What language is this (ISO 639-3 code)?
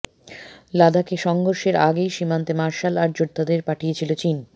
ben